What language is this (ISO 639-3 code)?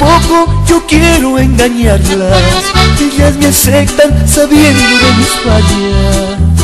spa